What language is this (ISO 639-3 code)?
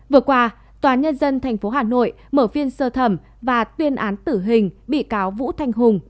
vie